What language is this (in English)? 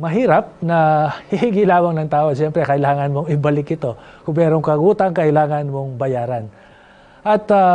Filipino